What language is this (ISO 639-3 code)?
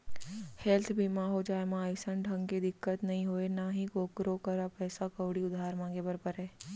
hne